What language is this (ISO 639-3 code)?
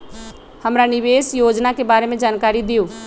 mag